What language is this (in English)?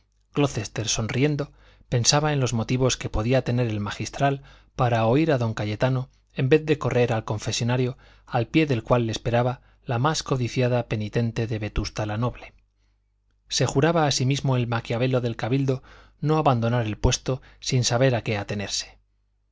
Spanish